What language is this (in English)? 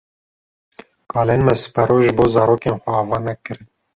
Kurdish